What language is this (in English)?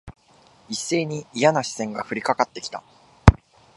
Japanese